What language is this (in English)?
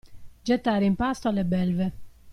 Italian